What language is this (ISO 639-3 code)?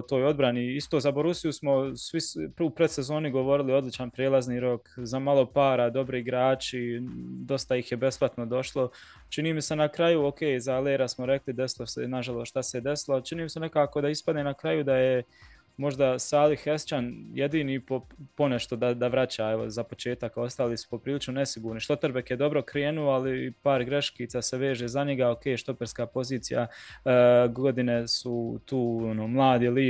hrv